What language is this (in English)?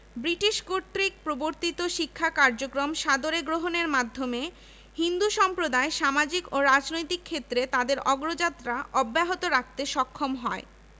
Bangla